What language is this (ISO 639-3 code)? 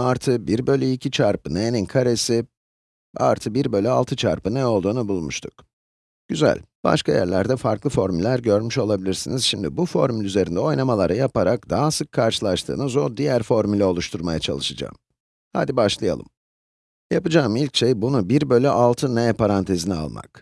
tur